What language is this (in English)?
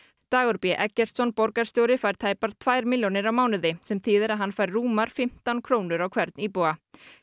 Icelandic